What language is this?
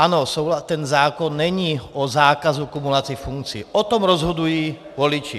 Czech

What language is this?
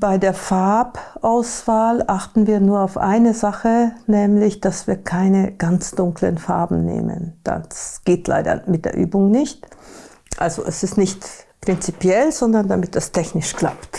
German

